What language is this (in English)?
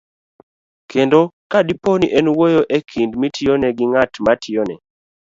Luo (Kenya and Tanzania)